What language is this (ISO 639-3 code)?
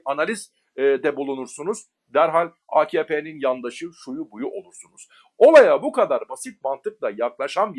tur